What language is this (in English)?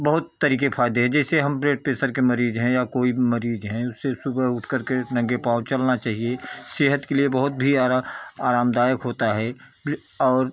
Hindi